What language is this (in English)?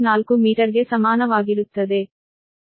Kannada